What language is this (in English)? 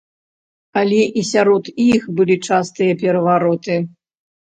Belarusian